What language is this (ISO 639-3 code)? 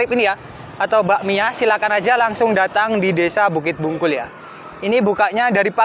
ind